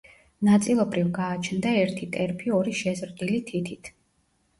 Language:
Georgian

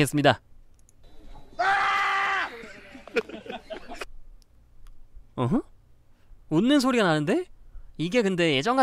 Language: Korean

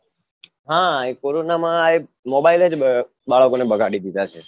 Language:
Gujarati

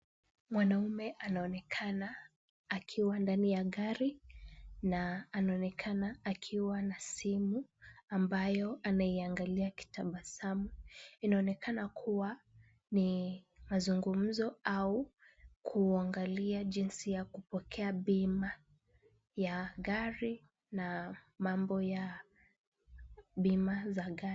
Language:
Swahili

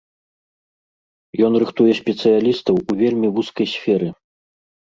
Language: Belarusian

